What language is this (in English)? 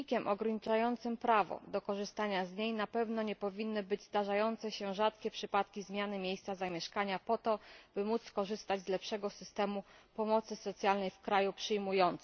Polish